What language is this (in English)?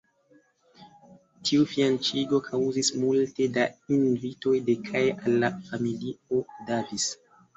Esperanto